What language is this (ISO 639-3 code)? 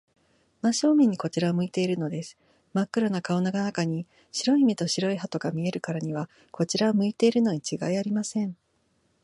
jpn